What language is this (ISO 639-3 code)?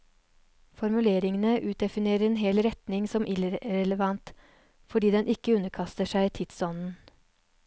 nor